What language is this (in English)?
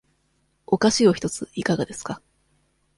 Japanese